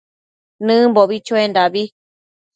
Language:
Matsés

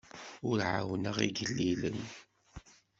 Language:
Kabyle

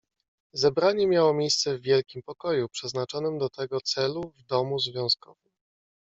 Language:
Polish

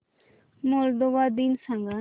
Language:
Marathi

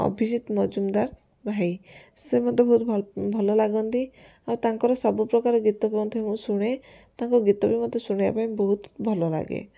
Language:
Odia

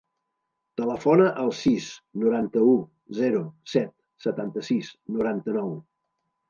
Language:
Catalan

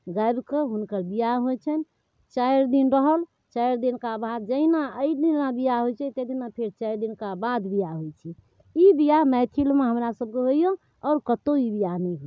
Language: Maithili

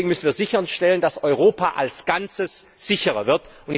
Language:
German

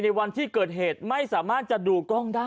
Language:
Thai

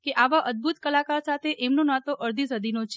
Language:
Gujarati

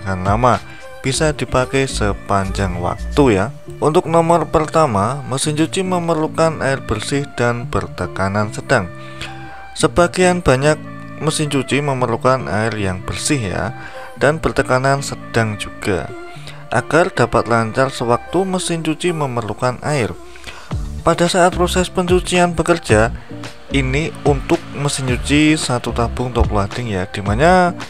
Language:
Indonesian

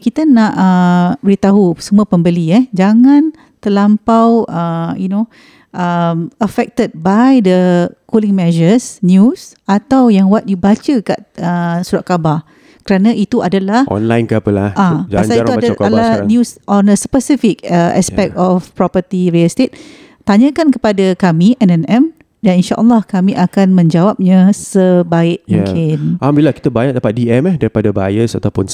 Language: Malay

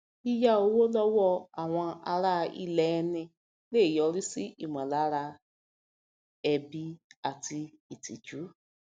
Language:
Yoruba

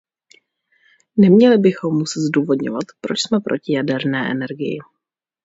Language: Czech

